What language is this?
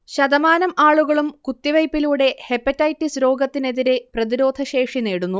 Malayalam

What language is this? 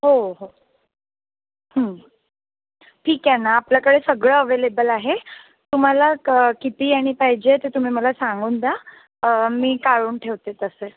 Marathi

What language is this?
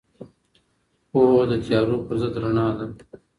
Pashto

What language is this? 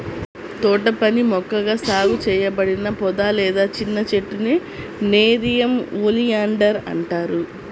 Telugu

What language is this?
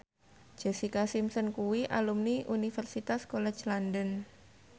Javanese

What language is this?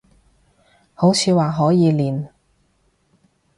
Cantonese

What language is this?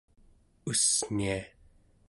Central Yupik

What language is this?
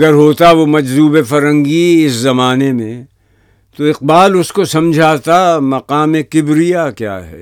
Urdu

